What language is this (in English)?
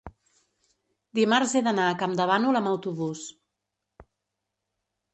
Catalan